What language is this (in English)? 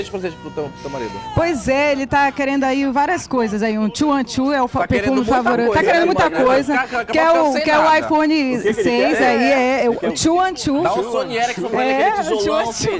Portuguese